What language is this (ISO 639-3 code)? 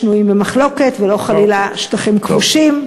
heb